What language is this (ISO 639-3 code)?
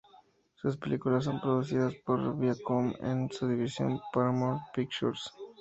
spa